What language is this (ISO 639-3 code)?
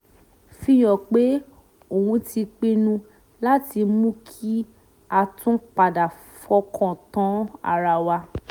yor